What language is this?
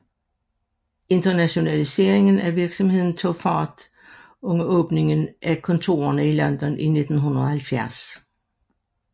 Danish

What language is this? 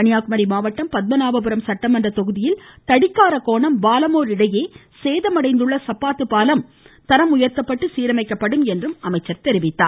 Tamil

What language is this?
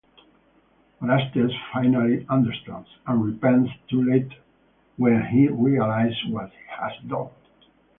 English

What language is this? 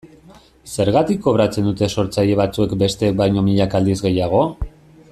Basque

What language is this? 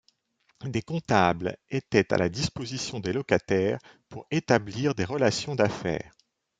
French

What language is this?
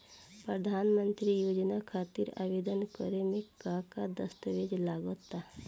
Bhojpuri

